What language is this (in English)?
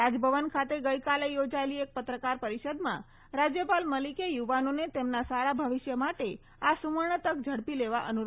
Gujarati